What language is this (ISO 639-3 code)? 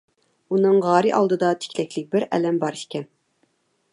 uig